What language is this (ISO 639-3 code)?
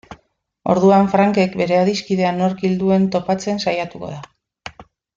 eus